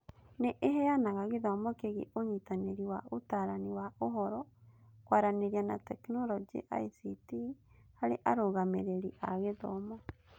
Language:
Kikuyu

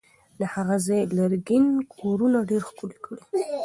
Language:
Pashto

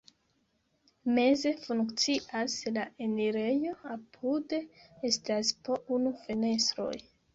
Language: Esperanto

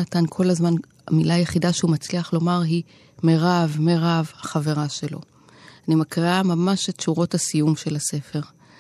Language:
Hebrew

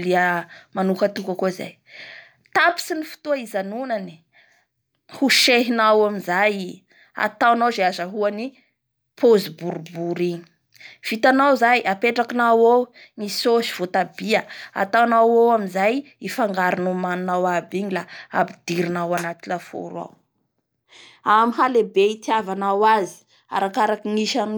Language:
Bara Malagasy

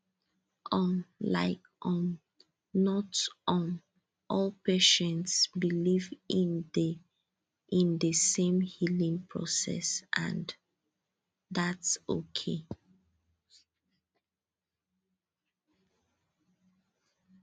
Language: Nigerian Pidgin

